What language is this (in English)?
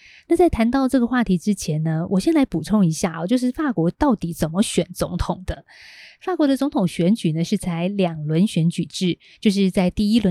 Chinese